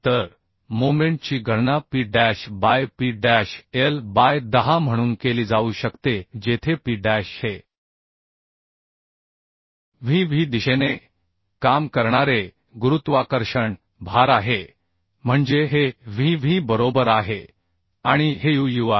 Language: Marathi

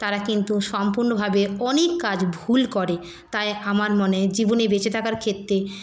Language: Bangla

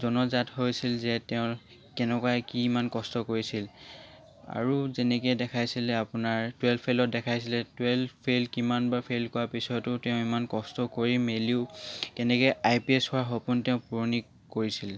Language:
Assamese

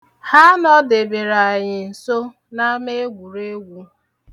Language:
Igbo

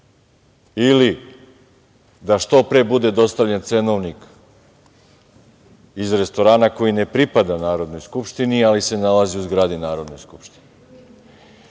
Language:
Serbian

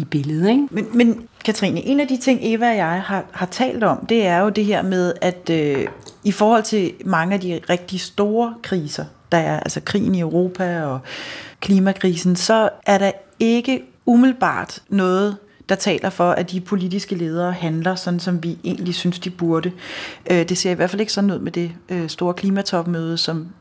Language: Danish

